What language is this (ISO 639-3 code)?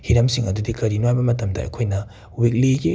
mni